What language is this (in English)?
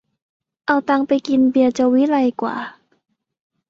Thai